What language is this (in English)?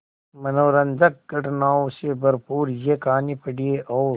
Hindi